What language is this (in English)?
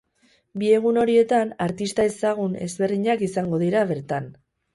Basque